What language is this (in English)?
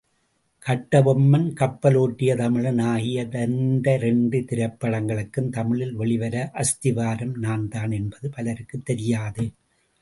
Tamil